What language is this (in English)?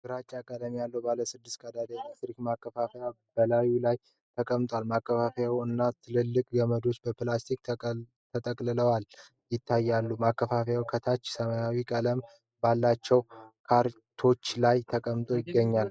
Amharic